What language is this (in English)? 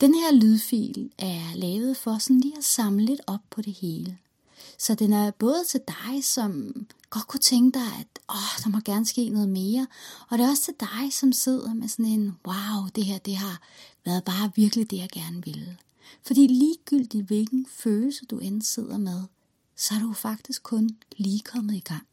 Danish